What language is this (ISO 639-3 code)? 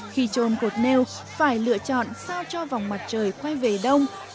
vie